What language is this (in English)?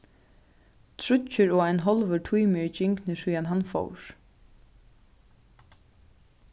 Faroese